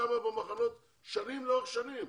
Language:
Hebrew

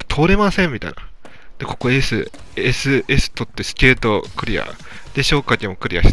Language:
Japanese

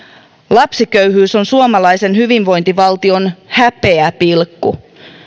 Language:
Finnish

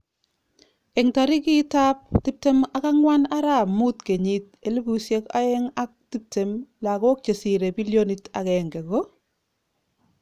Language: Kalenjin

